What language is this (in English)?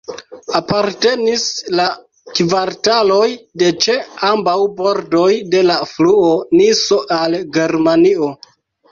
Esperanto